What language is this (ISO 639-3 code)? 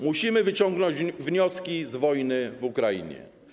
pol